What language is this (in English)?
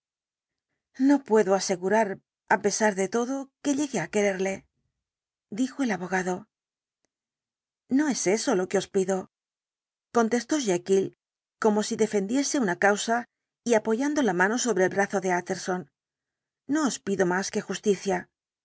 Spanish